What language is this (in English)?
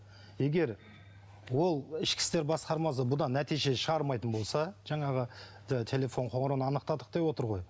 Kazakh